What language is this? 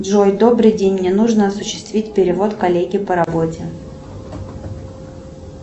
Russian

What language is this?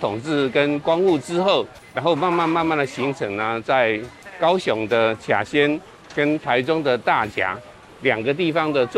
Chinese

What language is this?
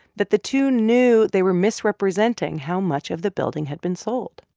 English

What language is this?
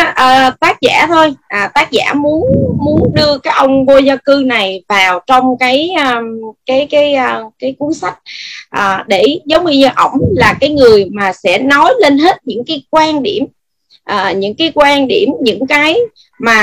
Vietnamese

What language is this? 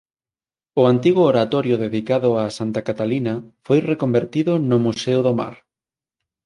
Galician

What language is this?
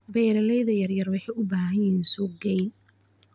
Somali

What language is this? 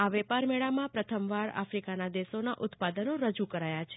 Gujarati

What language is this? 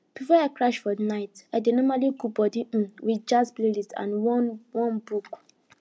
Nigerian Pidgin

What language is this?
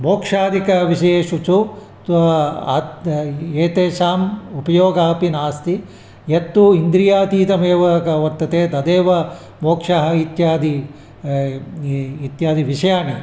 Sanskrit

